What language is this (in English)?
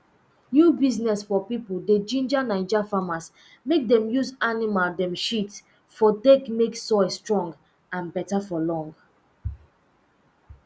Nigerian Pidgin